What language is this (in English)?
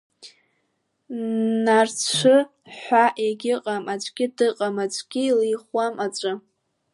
Abkhazian